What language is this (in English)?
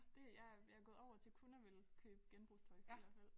Danish